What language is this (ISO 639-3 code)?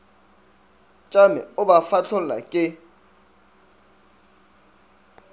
nso